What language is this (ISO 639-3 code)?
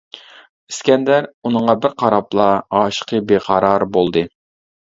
uig